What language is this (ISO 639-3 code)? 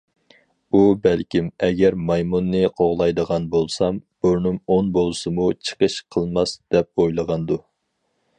uig